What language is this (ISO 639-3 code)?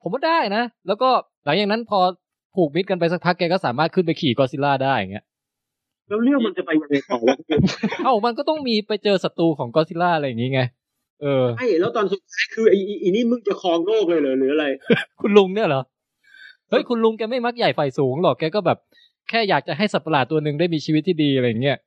tha